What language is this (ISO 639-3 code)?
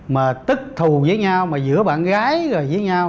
vie